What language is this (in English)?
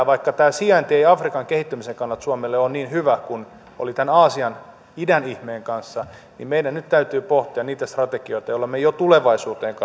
Finnish